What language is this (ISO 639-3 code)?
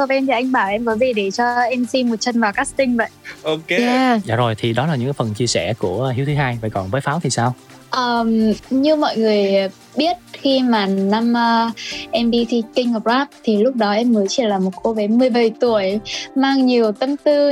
vie